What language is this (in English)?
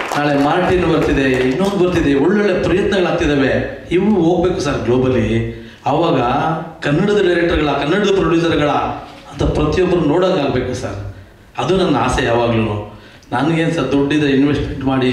Romanian